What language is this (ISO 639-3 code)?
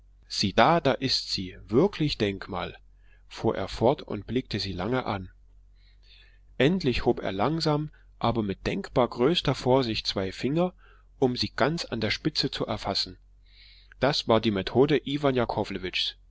deu